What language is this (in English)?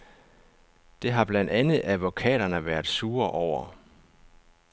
Danish